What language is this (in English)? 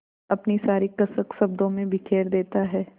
Hindi